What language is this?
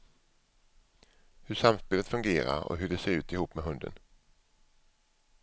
Swedish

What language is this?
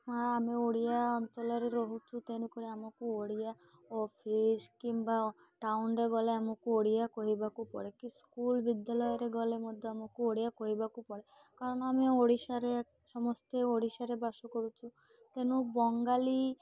Odia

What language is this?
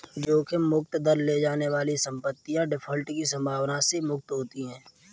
Hindi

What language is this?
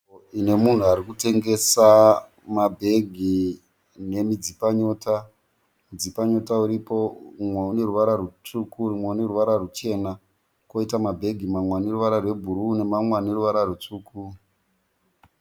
Shona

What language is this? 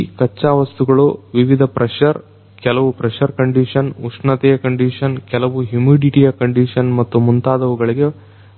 Kannada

